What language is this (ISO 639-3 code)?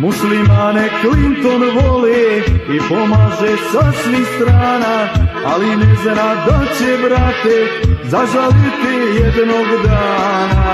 ron